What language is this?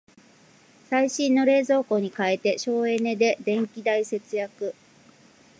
Japanese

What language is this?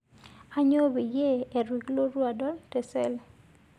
Masai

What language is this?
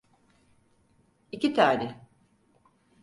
Turkish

